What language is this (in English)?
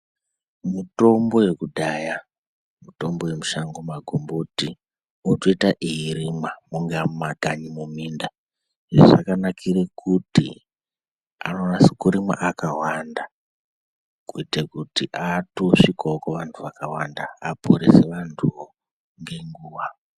Ndau